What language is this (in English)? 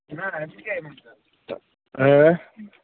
Kashmiri